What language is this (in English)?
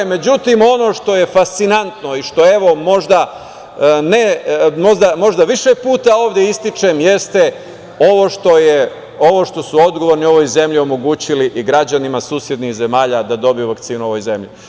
Serbian